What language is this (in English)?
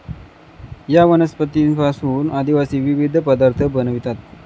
Marathi